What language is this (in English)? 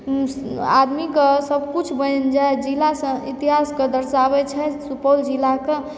Maithili